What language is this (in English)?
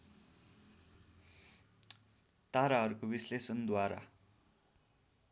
Nepali